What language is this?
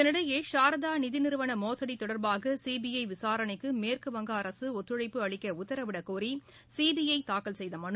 Tamil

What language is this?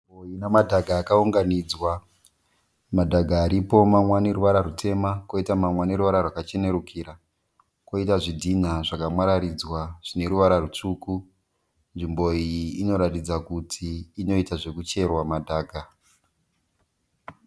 Shona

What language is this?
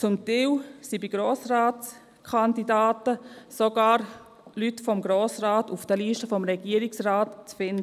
Swiss German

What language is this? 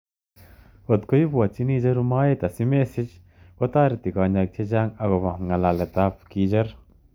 Kalenjin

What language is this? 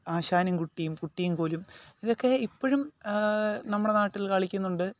Malayalam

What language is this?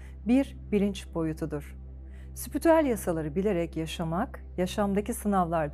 Turkish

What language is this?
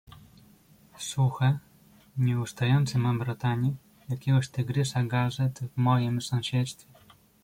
Polish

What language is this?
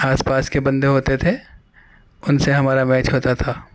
Urdu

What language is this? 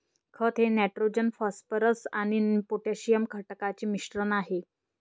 Marathi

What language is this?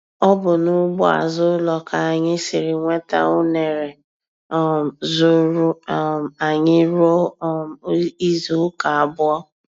Igbo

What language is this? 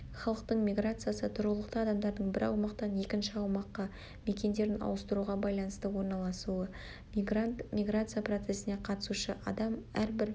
Kazakh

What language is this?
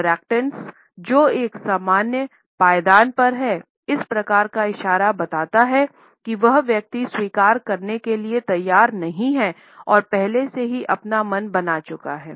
Hindi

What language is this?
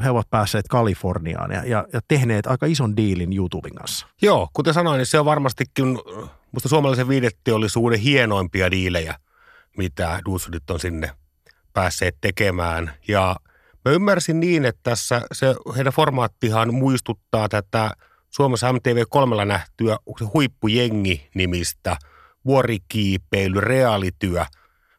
Finnish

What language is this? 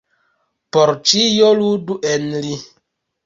Esperanto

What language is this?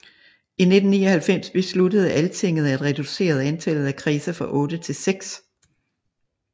Danish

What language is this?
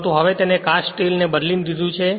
Gujarati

